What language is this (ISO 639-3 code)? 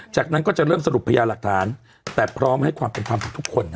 tha